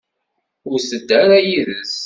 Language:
Kabyle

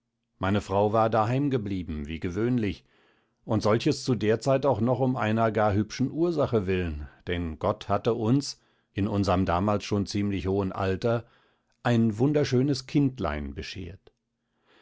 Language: German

